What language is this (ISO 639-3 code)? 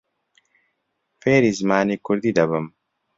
ckb